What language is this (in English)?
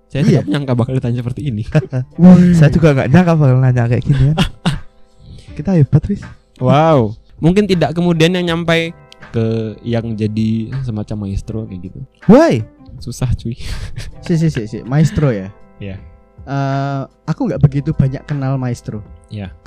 Indonesian